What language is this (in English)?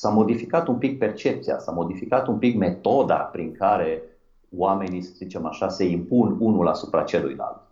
Romanian